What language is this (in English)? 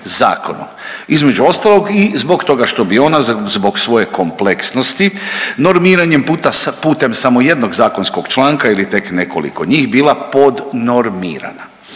Croatian